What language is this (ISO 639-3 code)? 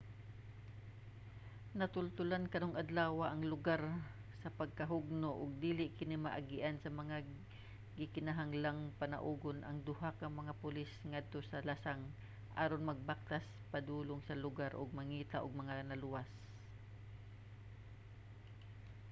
ceb